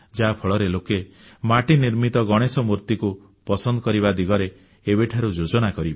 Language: Odia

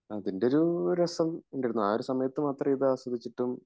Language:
Malayalam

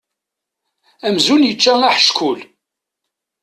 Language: Kabyle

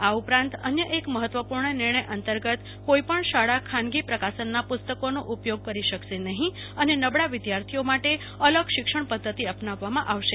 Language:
Gujarati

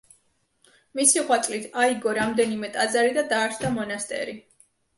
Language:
Georgian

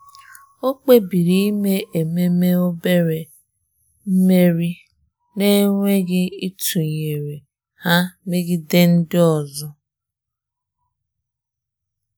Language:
Igbo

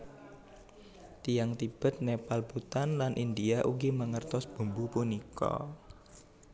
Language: Javanese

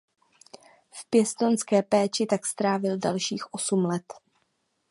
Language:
Czech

